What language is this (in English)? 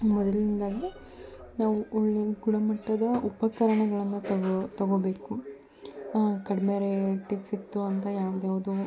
Kannada